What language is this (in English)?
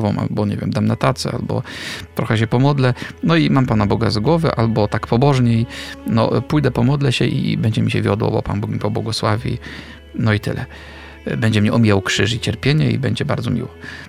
Polish